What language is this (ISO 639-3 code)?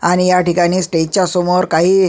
mar